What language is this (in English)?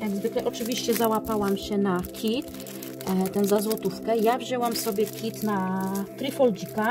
Polish